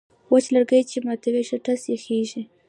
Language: Pashto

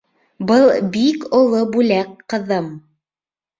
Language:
Bashkir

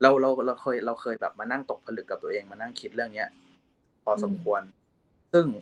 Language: Thai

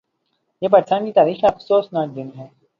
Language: Urdu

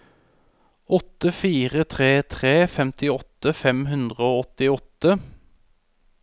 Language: Norwegian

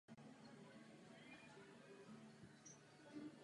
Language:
Czech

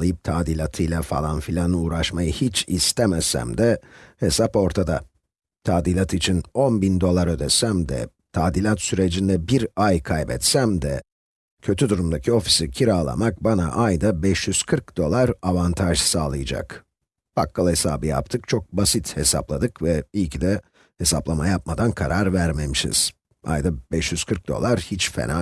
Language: Turkish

